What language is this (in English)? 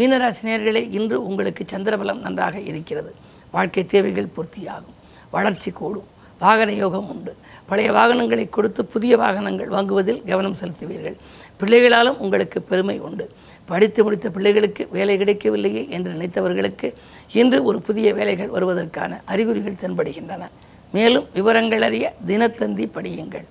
Tamil